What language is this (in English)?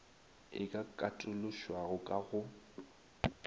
Northern Sotho